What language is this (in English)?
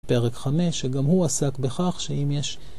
Hebrew